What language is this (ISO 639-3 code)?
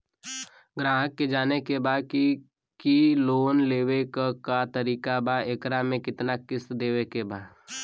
bho